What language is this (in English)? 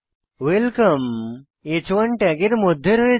Bangla